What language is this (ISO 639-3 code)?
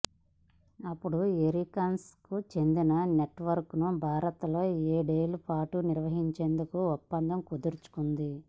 tel